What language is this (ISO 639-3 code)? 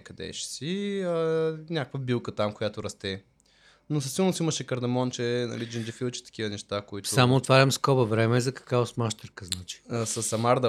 bul